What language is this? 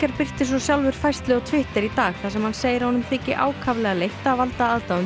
Icelandic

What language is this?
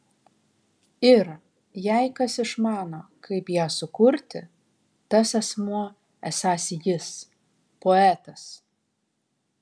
Lithuanian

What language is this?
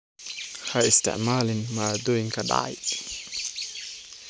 Somali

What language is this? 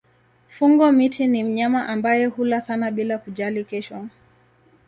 Swahili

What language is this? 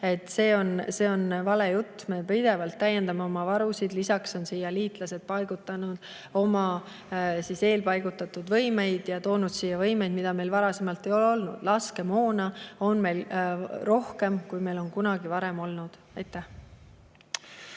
Estonian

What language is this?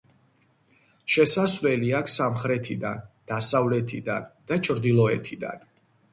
Georgian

